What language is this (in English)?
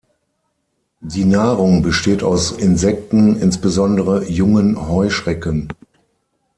German